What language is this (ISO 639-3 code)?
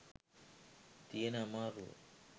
sin